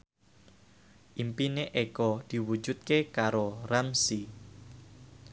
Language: Javanese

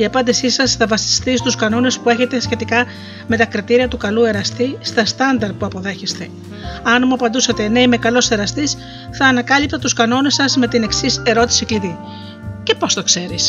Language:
Greek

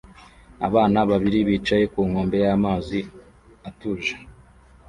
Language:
Kinyarwanda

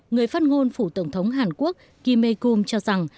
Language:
Vietnamese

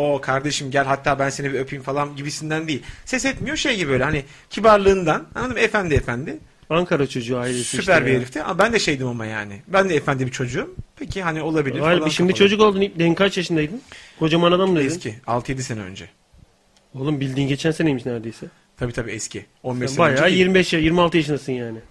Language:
Turkish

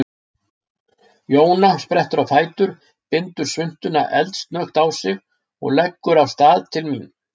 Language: Icelandic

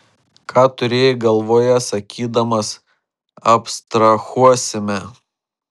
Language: Lithuanian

